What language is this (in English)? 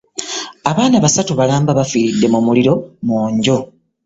Ganda